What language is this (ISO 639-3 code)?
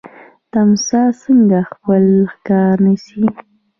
pus